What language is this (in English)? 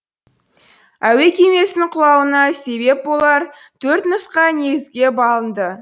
Kazakh